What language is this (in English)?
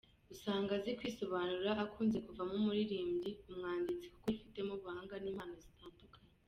Kinyarwanda